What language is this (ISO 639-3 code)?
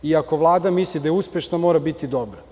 srp